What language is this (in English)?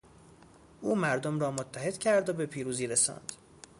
Persian